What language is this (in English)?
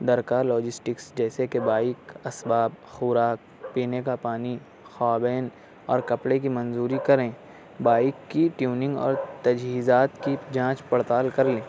Urdu